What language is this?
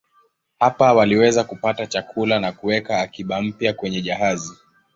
Swahili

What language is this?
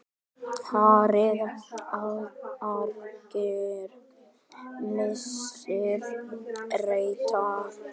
Icelandic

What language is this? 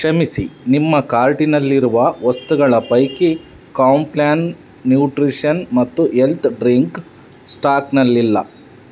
Kannada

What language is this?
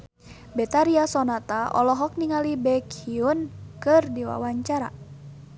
Sundanese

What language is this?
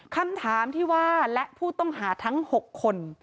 Thai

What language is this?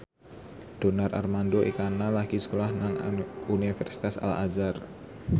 Javanese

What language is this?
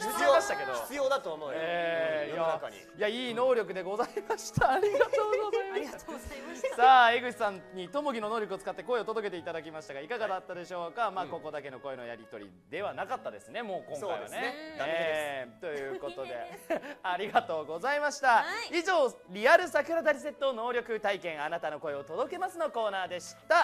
Japanese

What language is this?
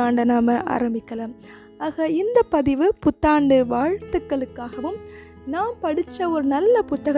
Tamil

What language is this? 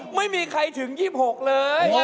Thai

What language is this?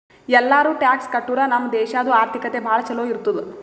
Kannada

